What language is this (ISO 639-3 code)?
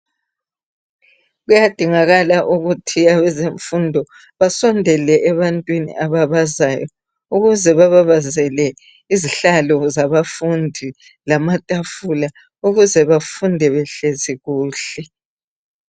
nde